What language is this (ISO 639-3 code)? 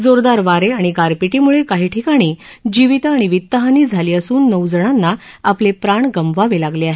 mar